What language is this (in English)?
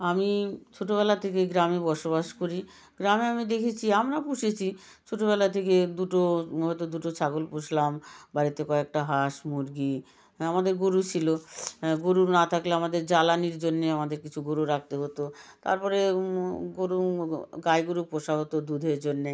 Bangla